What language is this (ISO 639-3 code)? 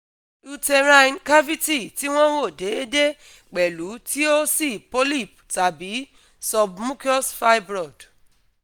yor